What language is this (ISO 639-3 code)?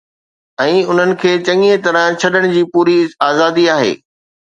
snd